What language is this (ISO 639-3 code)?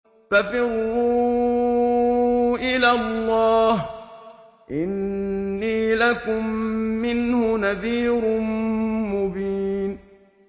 ara